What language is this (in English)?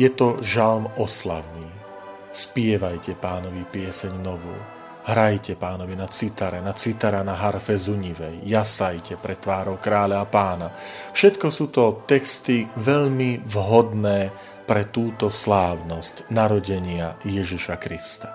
Slovak